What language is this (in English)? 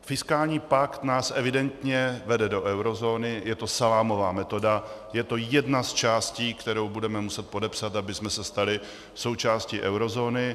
Czech